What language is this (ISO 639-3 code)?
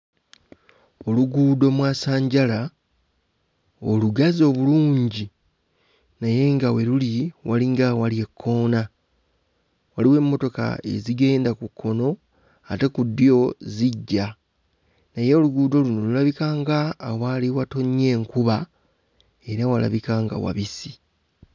lug